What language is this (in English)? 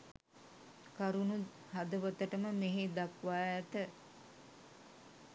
Sinhala